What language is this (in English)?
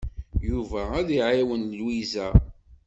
Kabyle